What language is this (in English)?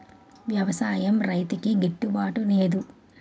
Telugu